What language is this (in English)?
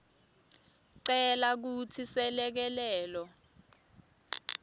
Swati